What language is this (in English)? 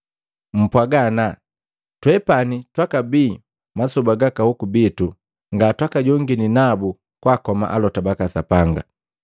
Matengo